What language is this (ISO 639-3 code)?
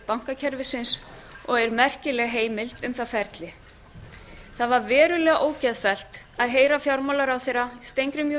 isl